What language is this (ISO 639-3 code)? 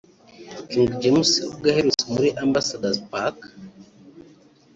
kin